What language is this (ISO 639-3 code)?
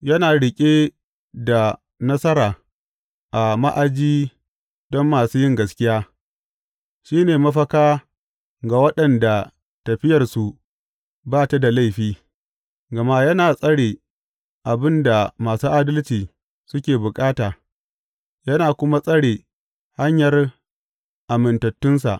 hau